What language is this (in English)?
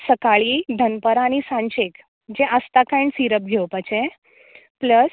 Konkani